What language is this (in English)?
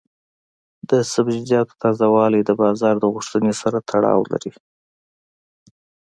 Pashto